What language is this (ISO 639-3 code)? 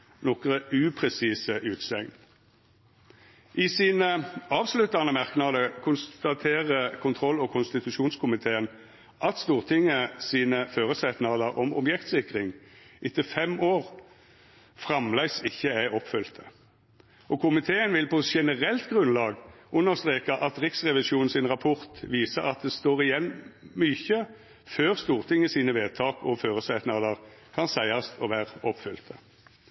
nno